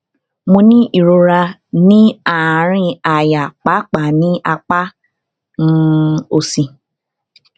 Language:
Yoruba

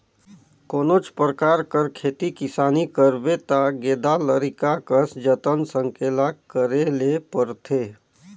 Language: Chhattisgarhi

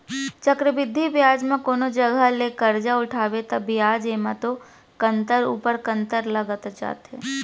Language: Chhattisgarhi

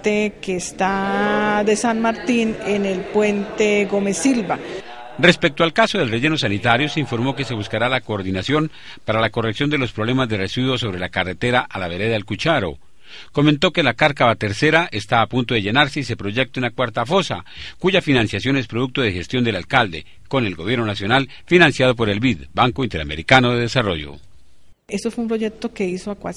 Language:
Spanish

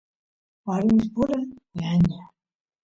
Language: Santiago del Estero Quichua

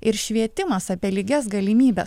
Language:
Lithuanian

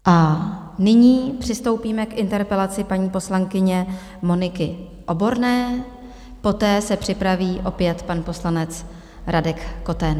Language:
Czech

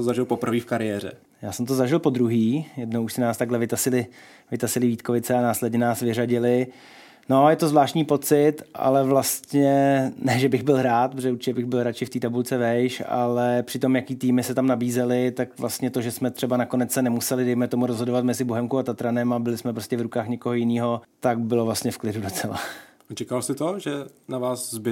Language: Czech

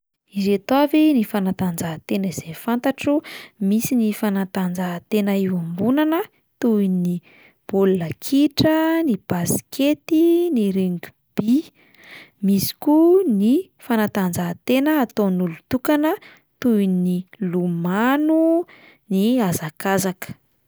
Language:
Malagasy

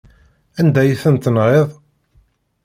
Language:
Kabyle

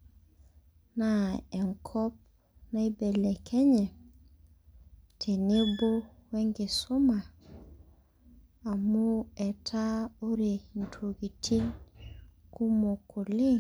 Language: Masai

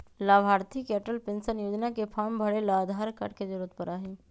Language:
Magahi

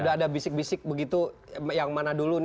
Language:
Indonesian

